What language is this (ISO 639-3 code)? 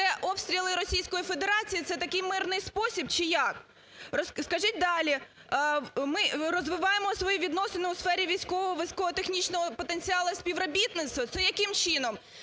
ukr